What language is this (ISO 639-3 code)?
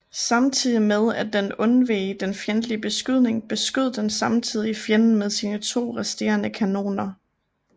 dan